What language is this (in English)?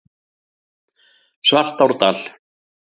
Icelandic